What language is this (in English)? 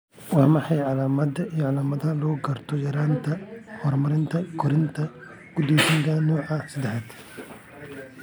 Somali